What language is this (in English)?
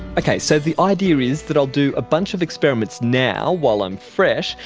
English